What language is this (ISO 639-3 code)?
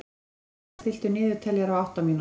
isl